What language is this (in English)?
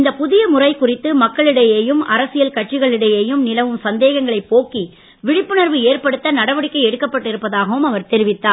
Tamil